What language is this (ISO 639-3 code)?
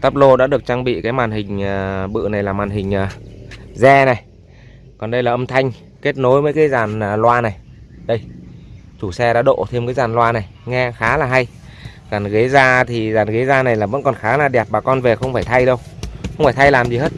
vie